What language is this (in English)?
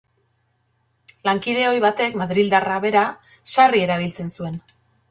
Basque